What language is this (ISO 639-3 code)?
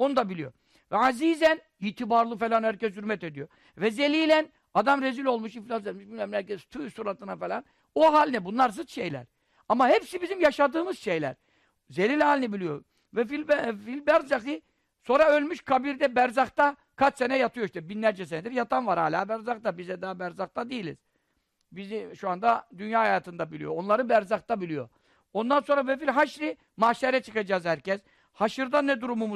tur